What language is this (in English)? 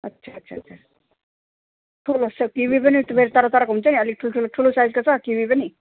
Nepali